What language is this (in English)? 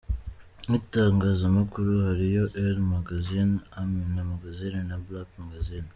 Kinyarwanda